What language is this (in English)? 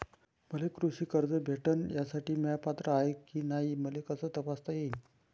Marathi